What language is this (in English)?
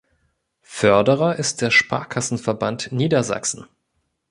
German